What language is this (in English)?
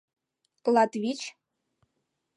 Mari